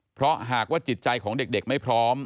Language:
Thai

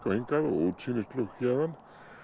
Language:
Icelandic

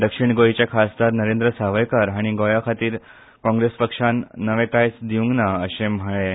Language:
Konkani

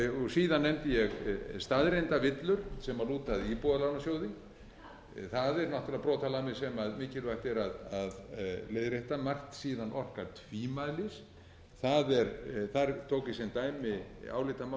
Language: Icelandic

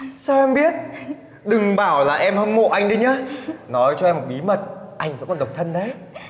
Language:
Vietnamese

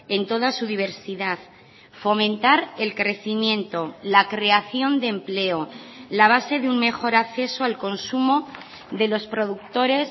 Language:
Spanish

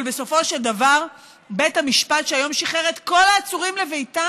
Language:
Hebrew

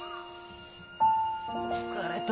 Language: Japanese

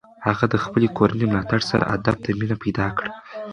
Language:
Pashto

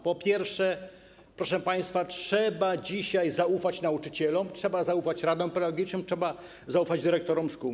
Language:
Polish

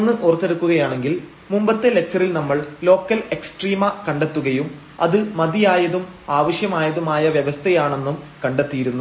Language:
Malayalam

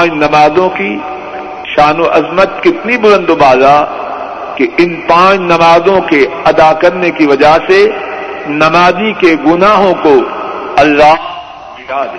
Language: Urdu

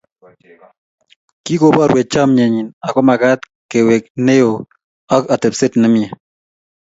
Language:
Kalenjin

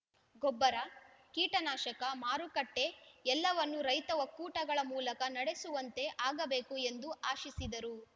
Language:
Kannada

